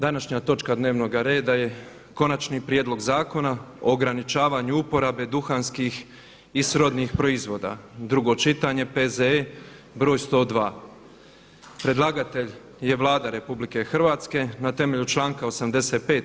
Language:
Croatian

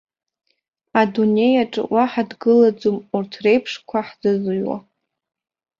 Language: Abkhazian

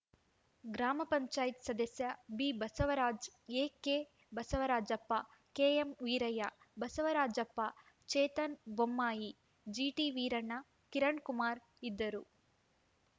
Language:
Kannada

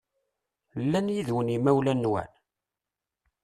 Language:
Kabyle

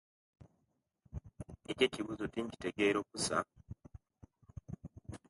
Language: Kenyi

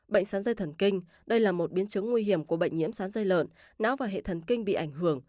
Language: Vietnamese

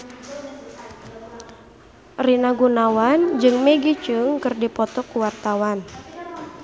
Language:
Sundanese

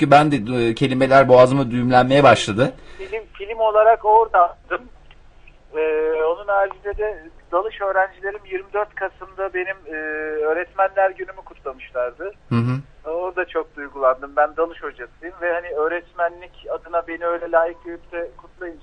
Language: Turkish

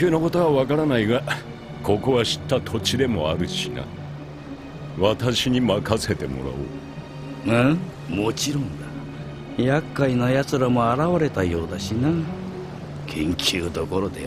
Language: Japanese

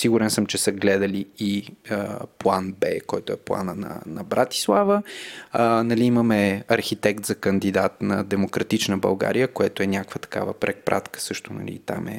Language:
Bulgarian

